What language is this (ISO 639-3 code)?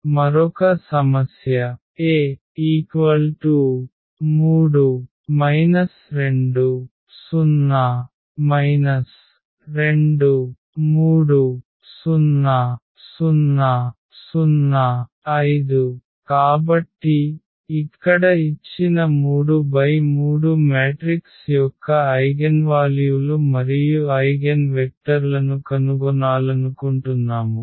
tel